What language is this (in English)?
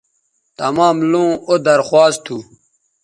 Bateri